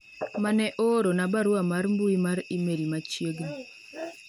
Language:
Luo (Kenya and Tanzania)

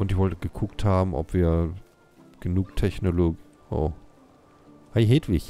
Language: German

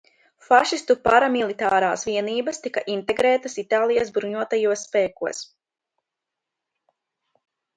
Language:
Latvian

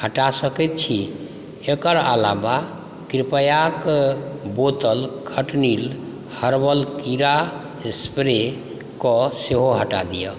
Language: Maithili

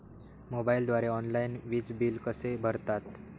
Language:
Marathi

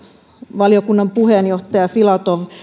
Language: Finnish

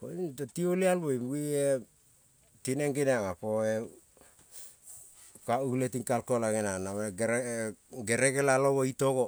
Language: Kol (Papua New Guinea)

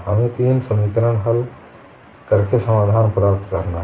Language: Hindi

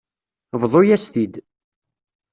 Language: Kabyle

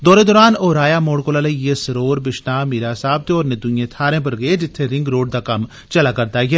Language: Dogri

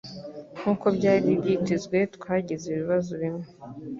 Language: Kinyarwanda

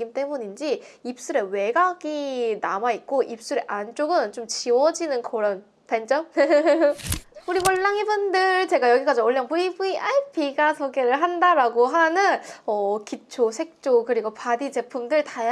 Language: Korean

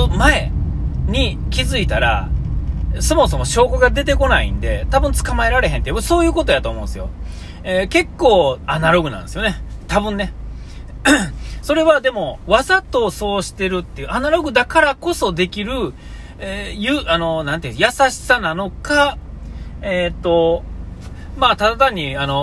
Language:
Japanese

